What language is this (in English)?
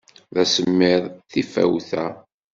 Kabyle